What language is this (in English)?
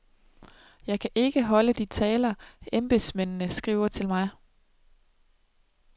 Danish